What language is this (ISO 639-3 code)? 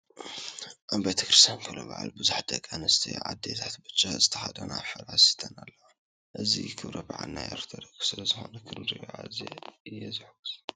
tir